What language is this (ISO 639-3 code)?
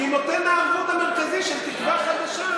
heb